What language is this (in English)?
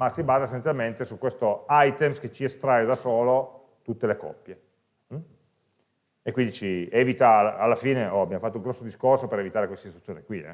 Italian